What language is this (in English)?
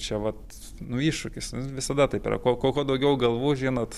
Lithuanian